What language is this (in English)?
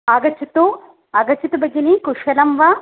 Sanskrit